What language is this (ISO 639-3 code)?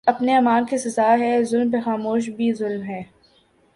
urd